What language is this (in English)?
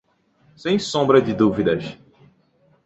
Portuguese